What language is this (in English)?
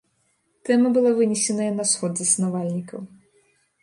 Belarusian